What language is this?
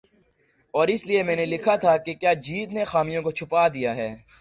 Urdu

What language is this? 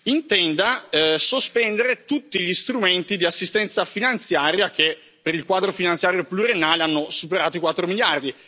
Italian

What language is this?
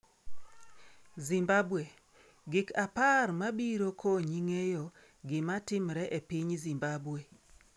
Luo (Kenya and Tanzania)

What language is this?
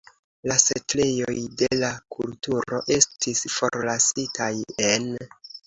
Esperanto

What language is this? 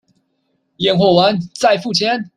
Chinese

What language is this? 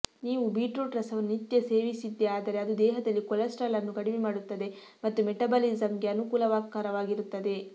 Kannada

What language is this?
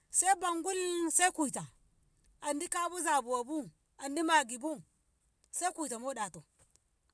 Ngamo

